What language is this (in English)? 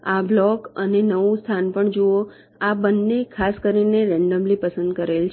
Gujarati